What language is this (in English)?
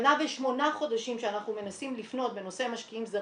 Hebrew